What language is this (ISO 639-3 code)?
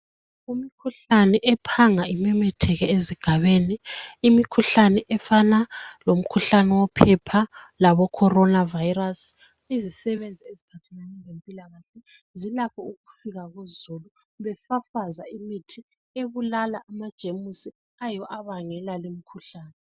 nde